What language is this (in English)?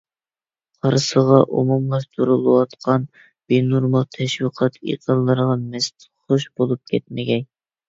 Uyghur